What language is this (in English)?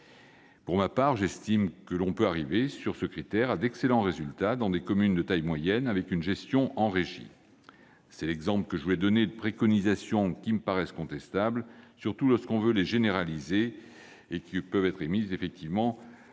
French